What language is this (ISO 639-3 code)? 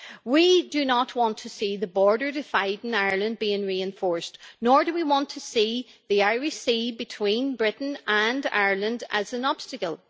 eng